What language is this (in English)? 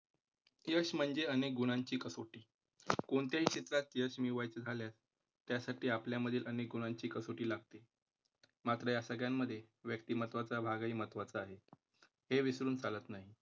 Marathi